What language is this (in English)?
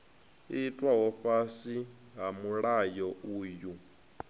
Venda